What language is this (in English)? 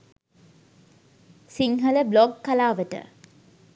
Sinhala